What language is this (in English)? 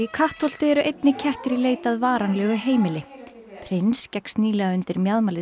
Icelandic